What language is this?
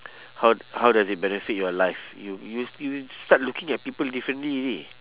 English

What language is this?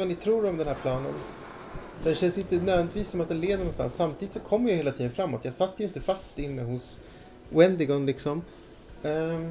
Swedish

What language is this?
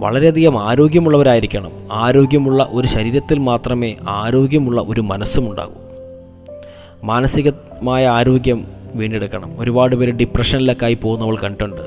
Malayalam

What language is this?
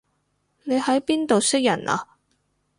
Cantonese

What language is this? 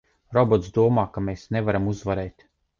Latvian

